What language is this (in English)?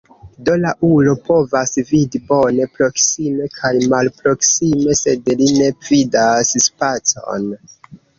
Esperanto